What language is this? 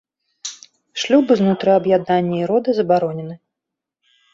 Belarusian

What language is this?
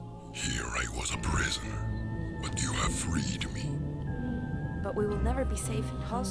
Polish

